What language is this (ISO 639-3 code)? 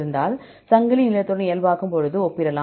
tam